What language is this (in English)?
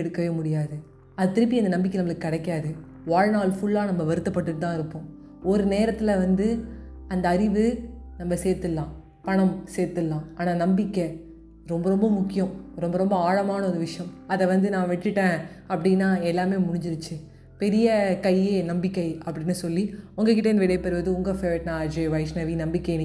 Tamil